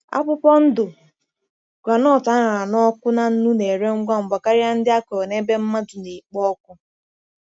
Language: Igbo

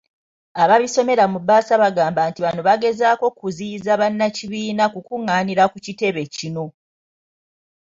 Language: Ganda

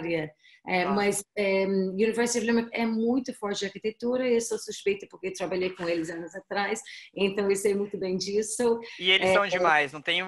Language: Portuguese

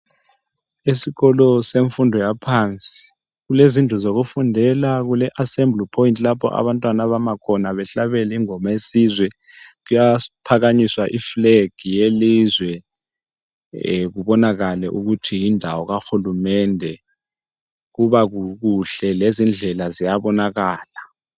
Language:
North Ndebele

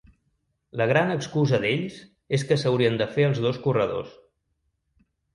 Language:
Catalan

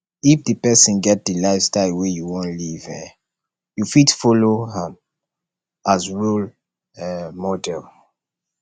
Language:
Nigerian Pidgin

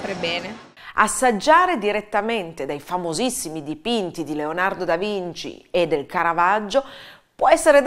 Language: Italian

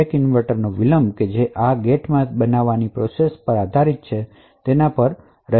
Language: Gujarati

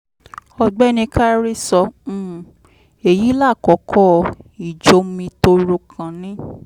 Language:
Yoruba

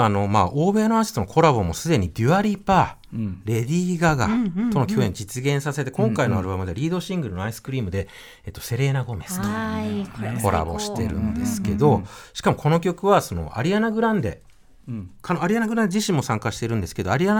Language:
Japanese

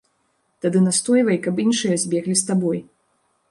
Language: Belarusian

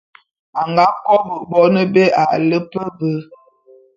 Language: Bulu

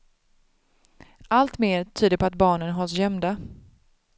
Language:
Swedish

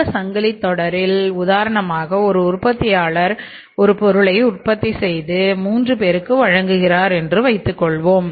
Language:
Tamil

